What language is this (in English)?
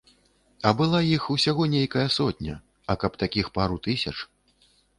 Belarusian